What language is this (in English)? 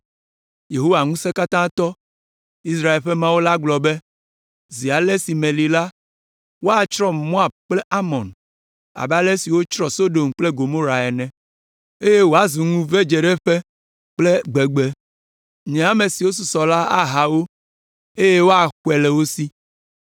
Ewe